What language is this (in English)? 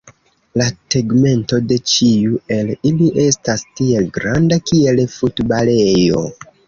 Esperanto